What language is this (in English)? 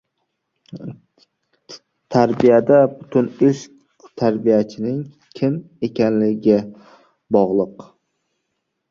Uzbek